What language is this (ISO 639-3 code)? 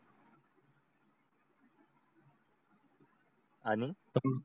mar